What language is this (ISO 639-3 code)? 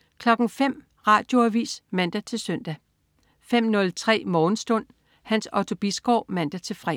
dan